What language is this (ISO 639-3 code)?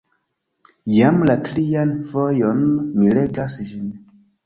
epo